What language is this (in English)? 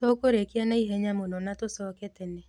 Kikuyu